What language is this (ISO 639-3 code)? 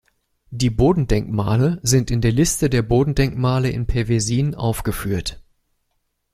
deu